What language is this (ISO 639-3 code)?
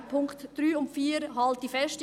gsw